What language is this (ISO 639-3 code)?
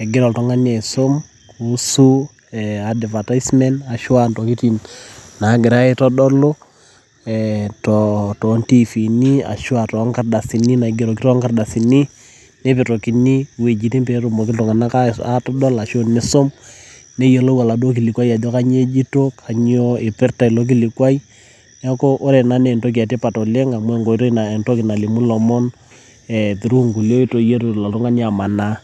mas